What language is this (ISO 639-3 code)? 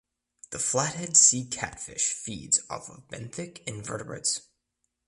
eng